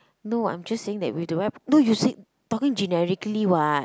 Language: English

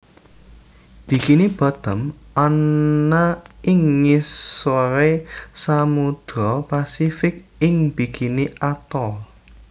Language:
Javanese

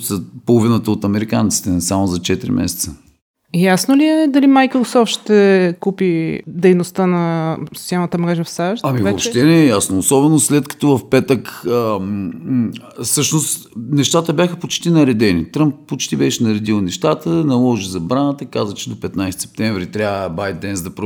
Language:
Bulgarian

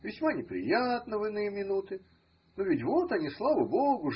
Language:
Russian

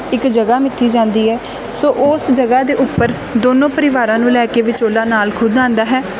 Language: Punjabi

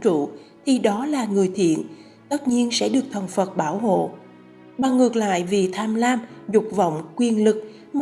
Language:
Vietnamese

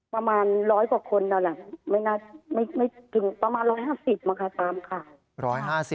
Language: Thai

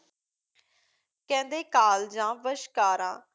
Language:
Punjabi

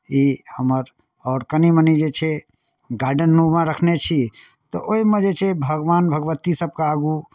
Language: Maithili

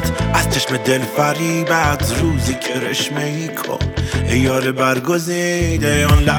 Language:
Persian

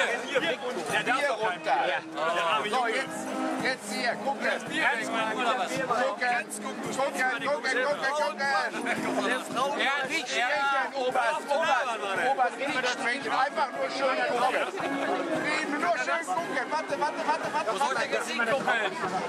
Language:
German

